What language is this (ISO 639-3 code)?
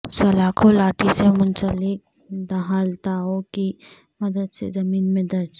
urd